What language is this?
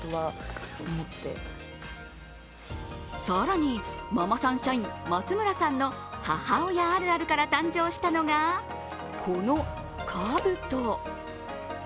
Japanese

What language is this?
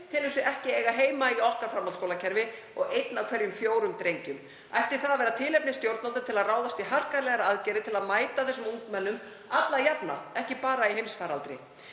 Icelandic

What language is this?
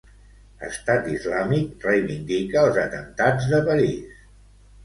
Catalan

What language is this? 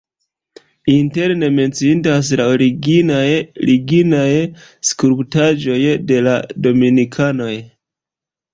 Esperanto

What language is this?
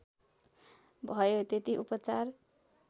Nepali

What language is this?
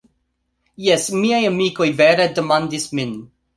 Esperanto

